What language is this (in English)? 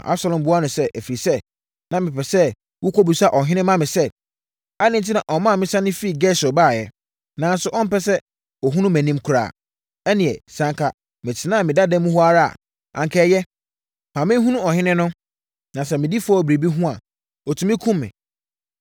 Akan